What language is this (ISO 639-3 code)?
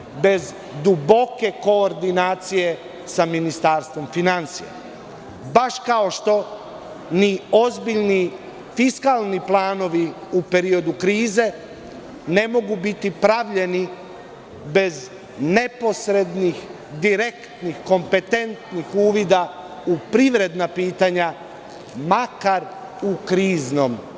srp